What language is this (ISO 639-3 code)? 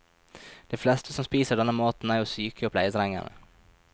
nor